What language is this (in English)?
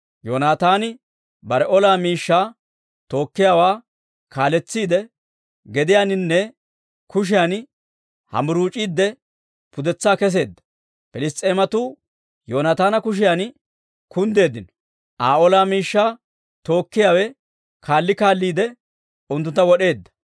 Dawro